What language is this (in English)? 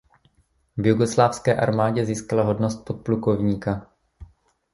Czech